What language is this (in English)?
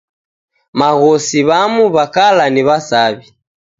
Taita